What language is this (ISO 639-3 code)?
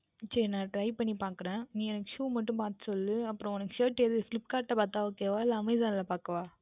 tam